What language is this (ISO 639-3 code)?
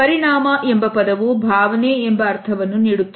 kan